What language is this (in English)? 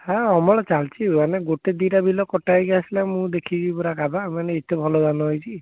Odia